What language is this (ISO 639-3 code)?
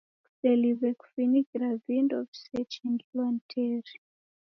dav